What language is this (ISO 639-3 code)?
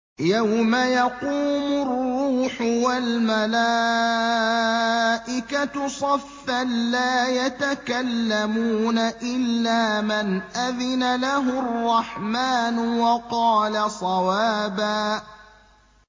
ara